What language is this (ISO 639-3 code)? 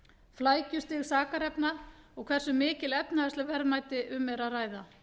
isl